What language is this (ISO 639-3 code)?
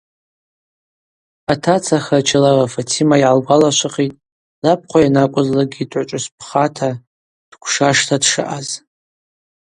abq